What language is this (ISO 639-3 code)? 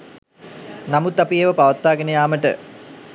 sin